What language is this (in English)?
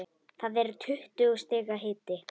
Icelandic